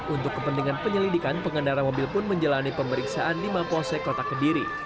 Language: Indonesian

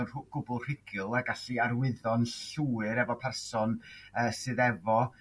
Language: Welsh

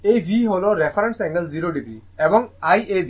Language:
Bangla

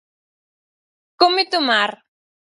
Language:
Galician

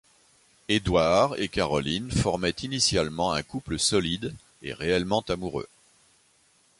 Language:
French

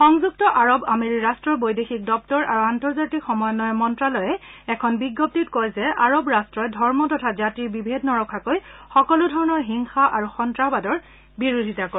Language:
Assamese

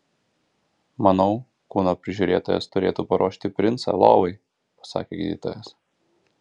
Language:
Lithuanian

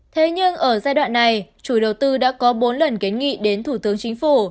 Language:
Vietnamese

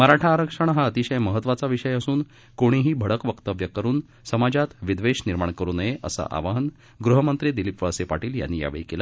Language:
Marathi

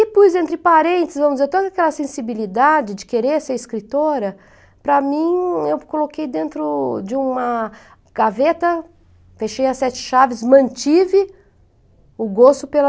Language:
Portuguese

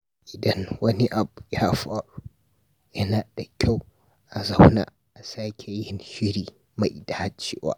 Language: Hausa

